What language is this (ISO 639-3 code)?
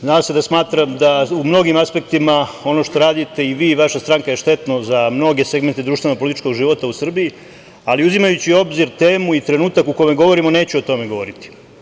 srp